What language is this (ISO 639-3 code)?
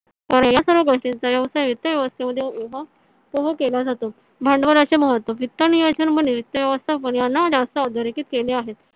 mar